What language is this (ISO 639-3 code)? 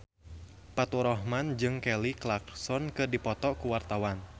sun